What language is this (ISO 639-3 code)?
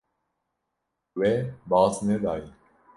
kur